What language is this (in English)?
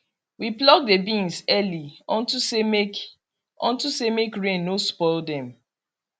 Nigerian Pidgin